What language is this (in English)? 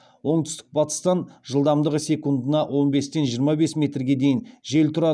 Kazakh